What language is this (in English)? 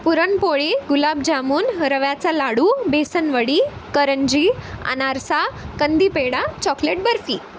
Marathi